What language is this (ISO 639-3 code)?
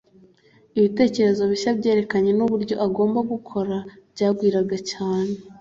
kin